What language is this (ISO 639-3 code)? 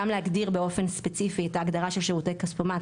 heb